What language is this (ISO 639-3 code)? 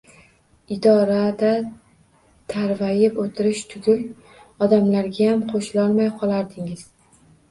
uzb